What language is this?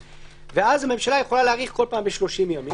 Hebrew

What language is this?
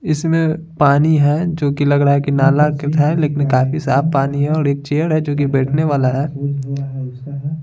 Hindi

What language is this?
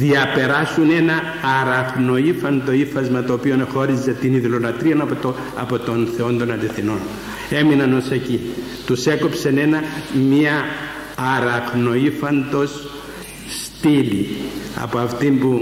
Greek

